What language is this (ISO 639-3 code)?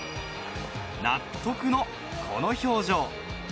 jpn